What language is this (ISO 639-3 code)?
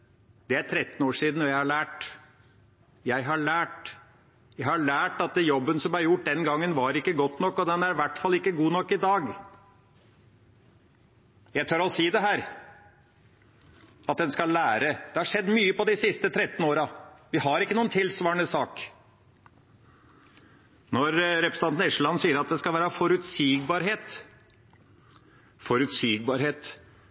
nob